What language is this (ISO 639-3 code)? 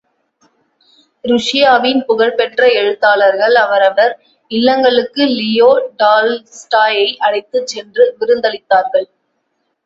tam